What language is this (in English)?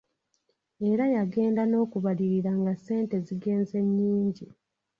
Ganda